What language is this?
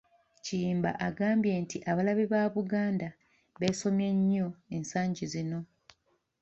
Ganda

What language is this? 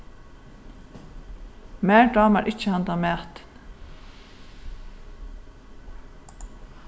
Faroese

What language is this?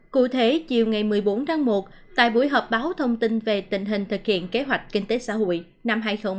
Vietnamese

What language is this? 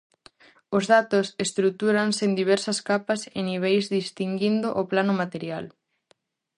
Galician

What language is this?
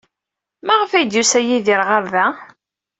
Kabyle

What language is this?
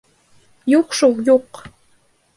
Bashkir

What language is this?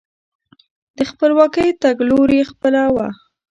Pashto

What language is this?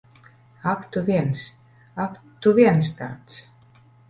Latvian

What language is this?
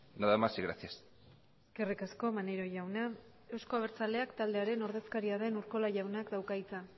Basque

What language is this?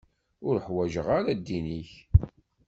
Kabyle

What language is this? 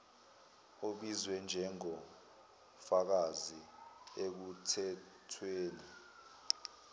Zulu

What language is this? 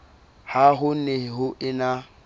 Southern Sotho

